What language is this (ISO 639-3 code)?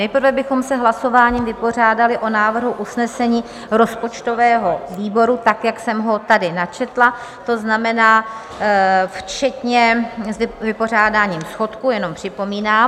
ces